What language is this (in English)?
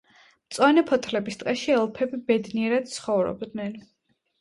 Georgian